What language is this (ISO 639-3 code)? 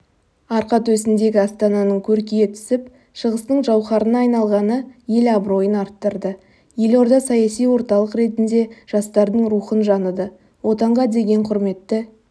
kaz